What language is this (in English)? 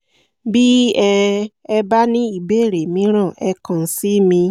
Yoruba